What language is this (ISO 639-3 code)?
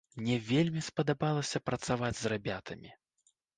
bel